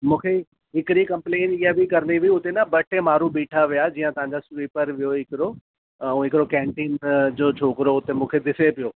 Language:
Sindhi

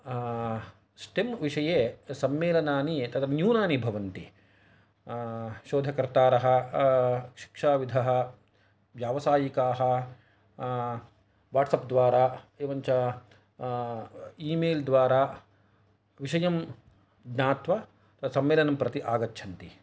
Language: Sanskrit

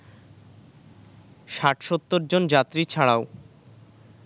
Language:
Bangla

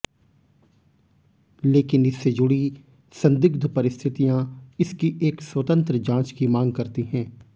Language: Hindi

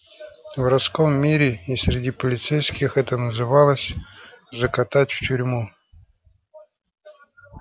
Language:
Russian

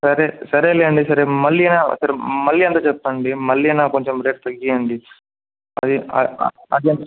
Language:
Telugu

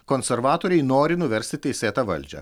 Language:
Lithuanian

